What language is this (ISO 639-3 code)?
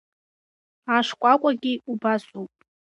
abk